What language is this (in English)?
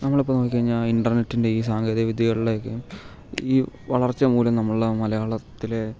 Malayalam